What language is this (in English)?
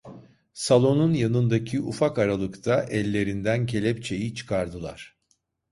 Turkish